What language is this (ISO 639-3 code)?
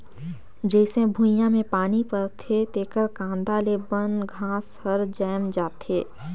hne